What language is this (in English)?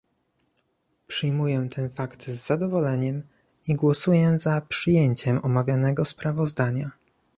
Polish